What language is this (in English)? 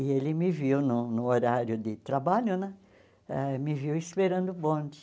Portuguese